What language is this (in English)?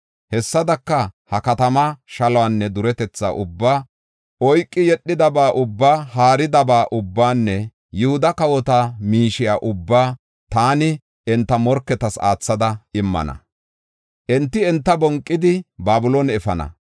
Gofa